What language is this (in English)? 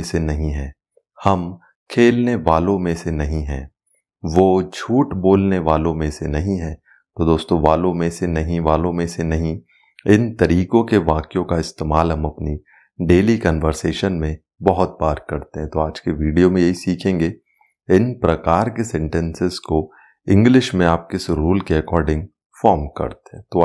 Hindi